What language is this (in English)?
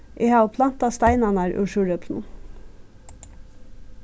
Faroese